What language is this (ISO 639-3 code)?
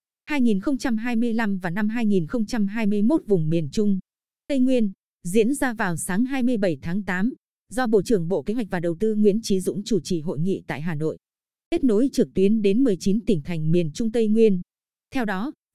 vie